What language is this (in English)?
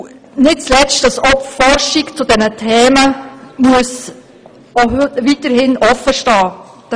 Swiss German